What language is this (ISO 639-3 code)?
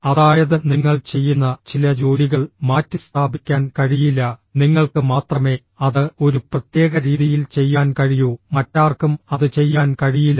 mal